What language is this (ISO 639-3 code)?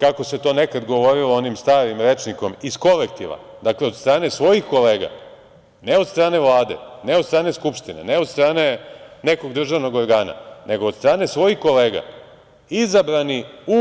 srp